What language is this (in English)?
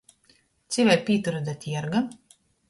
Latgalian